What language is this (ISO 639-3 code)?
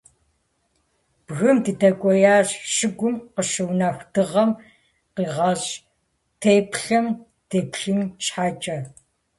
kbd